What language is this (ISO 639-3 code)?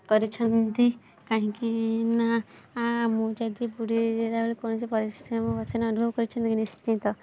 ori